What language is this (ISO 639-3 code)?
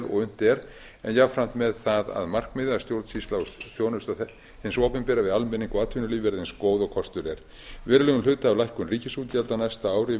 isl